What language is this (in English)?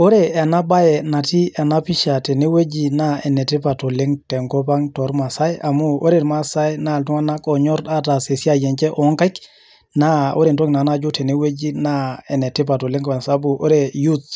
Masai